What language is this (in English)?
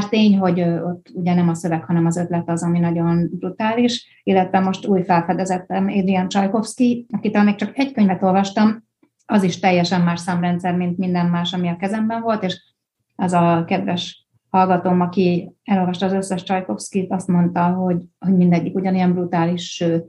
Hungarian